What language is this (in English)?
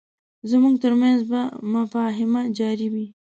Pashto